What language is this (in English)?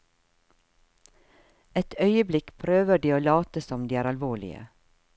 Norwegian